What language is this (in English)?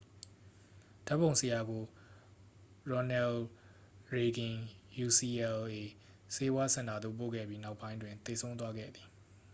Burmese